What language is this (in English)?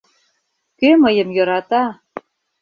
Mari